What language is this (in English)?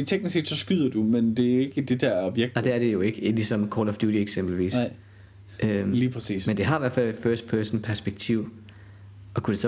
Danish